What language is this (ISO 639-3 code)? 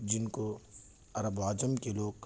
urd